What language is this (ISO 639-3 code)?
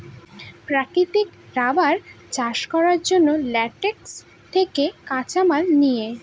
ben